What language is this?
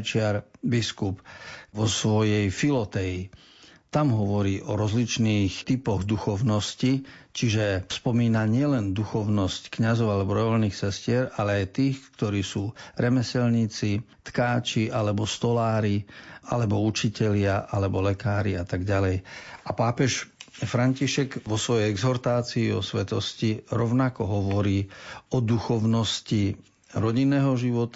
Slovak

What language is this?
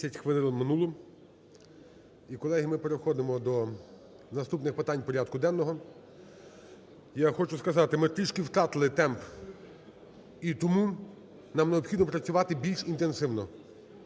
Ukrainian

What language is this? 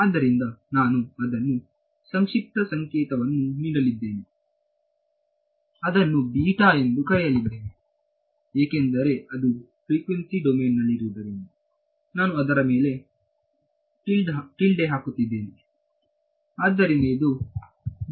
Kannada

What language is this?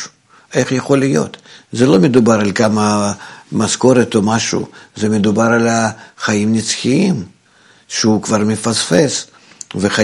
Hebrew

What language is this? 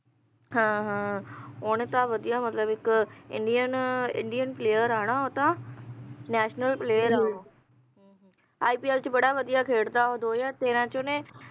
Punjabi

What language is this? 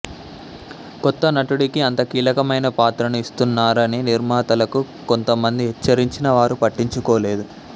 Telugu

